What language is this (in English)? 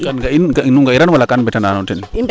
Serer